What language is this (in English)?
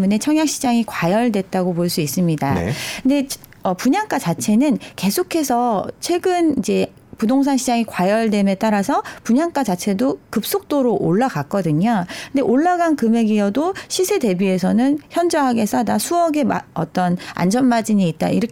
Korean